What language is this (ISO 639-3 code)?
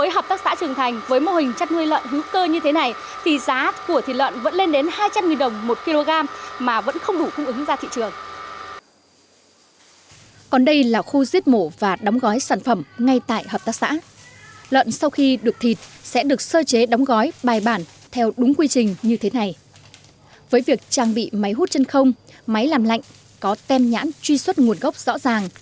vie